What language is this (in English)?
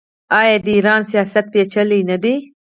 Pashto